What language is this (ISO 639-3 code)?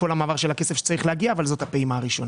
heb